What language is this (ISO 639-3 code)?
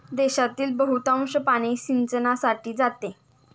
mar